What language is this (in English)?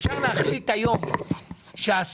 Hebrew